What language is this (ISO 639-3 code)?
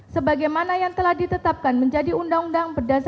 ind